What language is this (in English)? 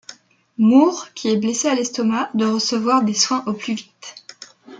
French